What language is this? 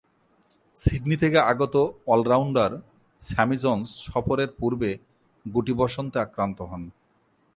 Bangla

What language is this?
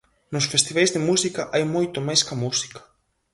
Galician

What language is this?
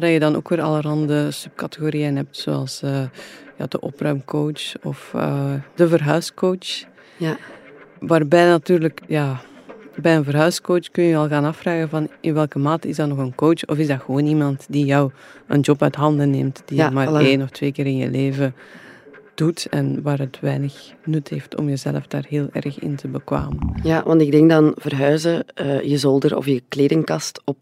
Dutch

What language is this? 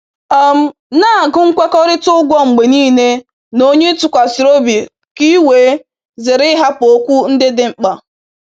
Igbo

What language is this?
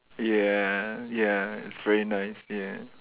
English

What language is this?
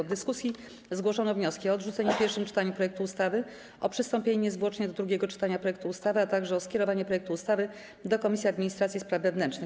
Polish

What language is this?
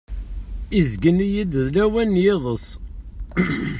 Kabyle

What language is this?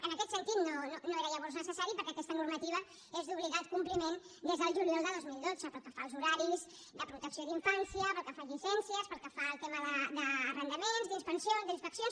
Catalan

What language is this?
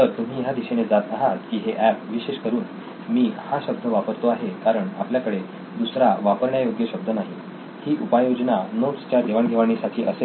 Marathi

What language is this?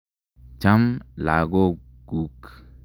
Kalenjin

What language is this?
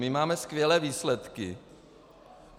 Czech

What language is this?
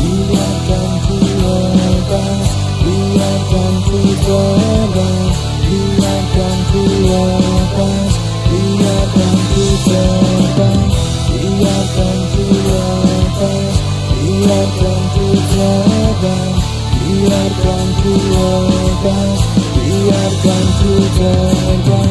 Indonesian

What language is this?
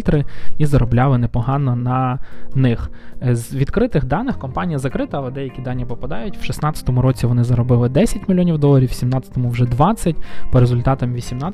Ukrainian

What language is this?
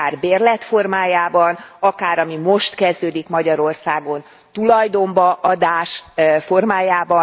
Hungarian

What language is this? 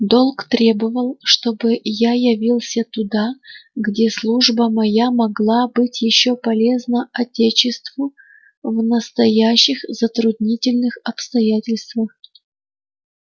Russian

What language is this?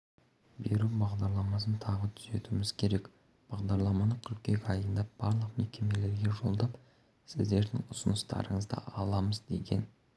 Kazakh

